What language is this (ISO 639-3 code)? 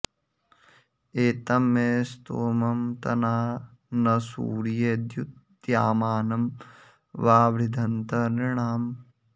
san